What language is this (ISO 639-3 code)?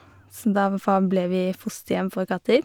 nor